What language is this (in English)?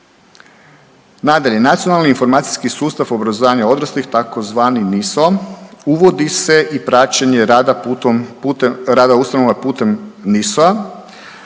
Croatian